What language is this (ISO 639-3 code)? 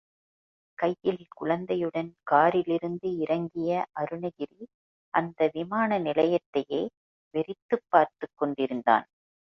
tam